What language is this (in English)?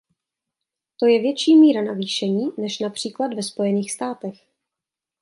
Czech